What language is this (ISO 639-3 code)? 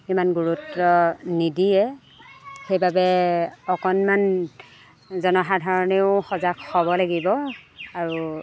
asm